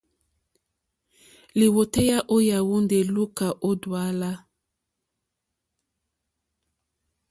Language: Mokpwe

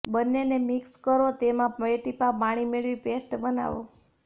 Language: Gujarati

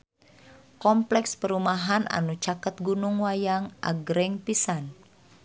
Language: Sundanese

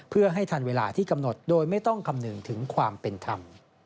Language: Thai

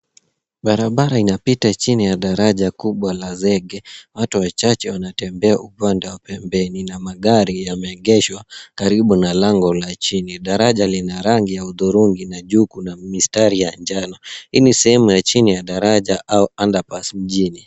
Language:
Swahili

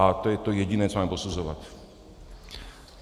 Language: Czech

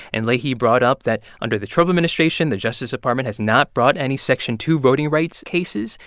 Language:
English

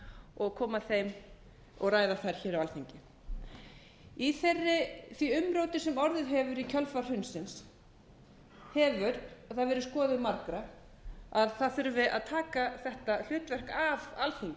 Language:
Icelandic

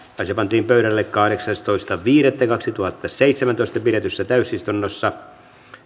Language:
Finnish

